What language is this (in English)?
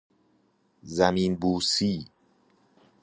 Persian